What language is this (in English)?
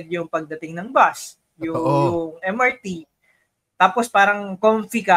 Filipino